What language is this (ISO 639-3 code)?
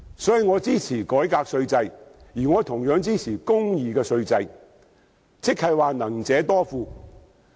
yue